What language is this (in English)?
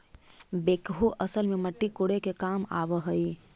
Magahi